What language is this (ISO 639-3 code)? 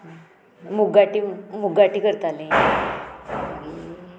kok